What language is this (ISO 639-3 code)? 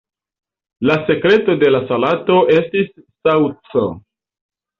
epo